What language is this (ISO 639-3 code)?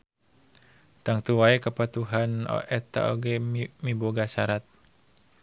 sun